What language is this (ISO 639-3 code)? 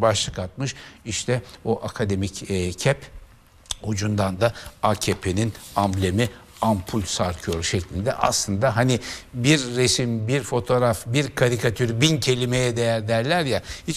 tur